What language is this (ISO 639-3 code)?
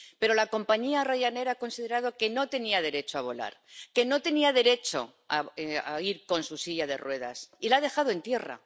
spa